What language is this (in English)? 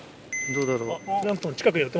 Japanese